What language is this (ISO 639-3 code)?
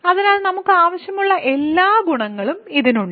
mal